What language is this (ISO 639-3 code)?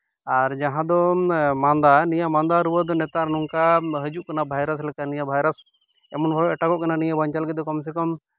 sat